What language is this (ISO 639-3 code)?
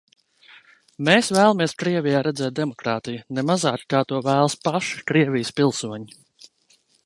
lav